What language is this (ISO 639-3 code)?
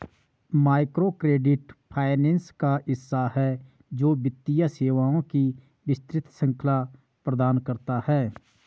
hin